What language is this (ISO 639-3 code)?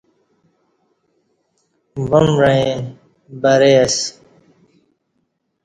bsh